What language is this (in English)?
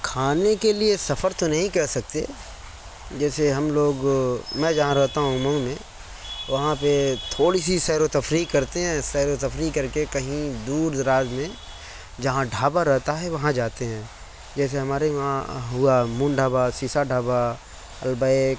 Urdu